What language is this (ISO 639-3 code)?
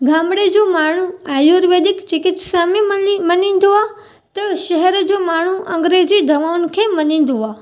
snd